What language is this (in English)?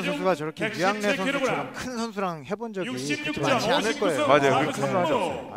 Korean